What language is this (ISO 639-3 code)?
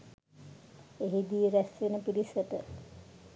sin